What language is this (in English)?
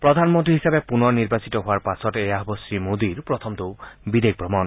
Assamese